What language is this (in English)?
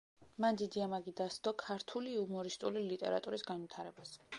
Georgian